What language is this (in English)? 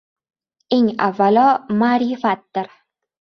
Uzbek